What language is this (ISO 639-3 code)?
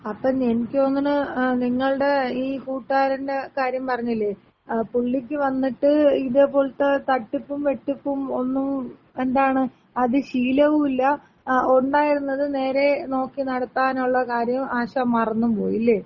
mal